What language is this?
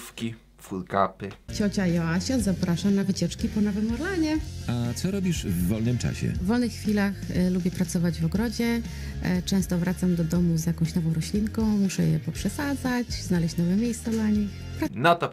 Polish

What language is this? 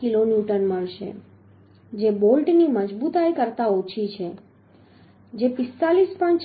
Gujarati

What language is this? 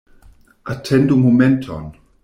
Esperanto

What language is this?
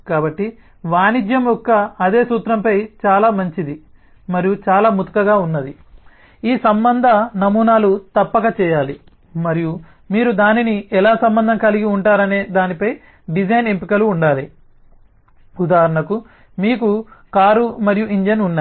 Telugu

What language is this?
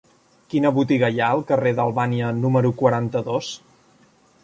Catalan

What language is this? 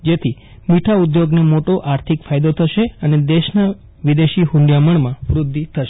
Gujarati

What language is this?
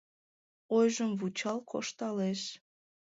Mari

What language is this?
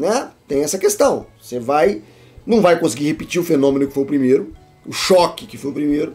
Portuguese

